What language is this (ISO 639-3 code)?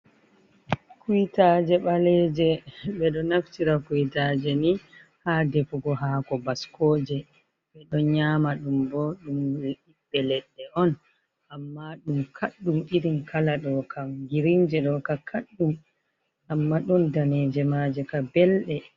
ful